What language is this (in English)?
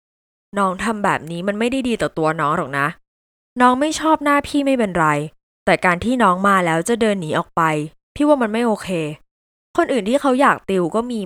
Thai